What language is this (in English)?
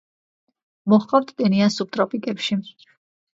Georgian